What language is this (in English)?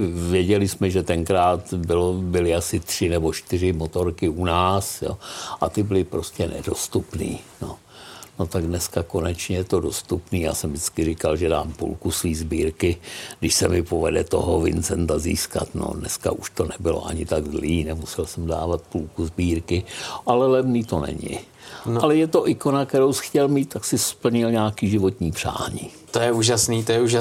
Czech